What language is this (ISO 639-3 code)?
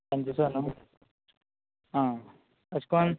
kok